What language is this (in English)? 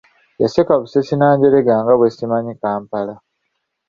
Ganda